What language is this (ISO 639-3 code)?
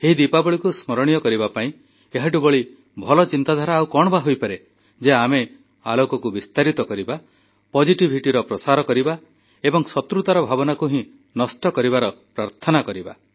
ori